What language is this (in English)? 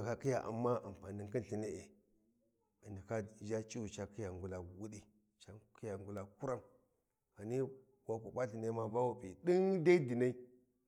Warji